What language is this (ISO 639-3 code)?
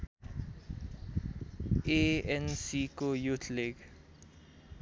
nep